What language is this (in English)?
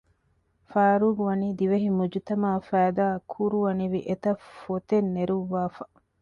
Divehi